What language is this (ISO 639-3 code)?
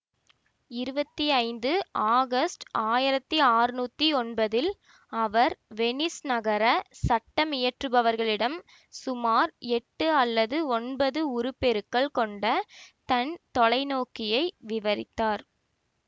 tam